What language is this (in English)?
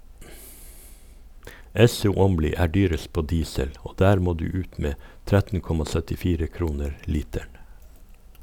Norwegian